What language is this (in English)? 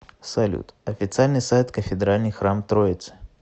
Russian